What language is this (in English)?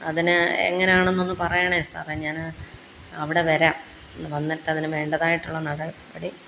Malayalam